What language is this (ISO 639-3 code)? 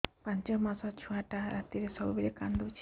ori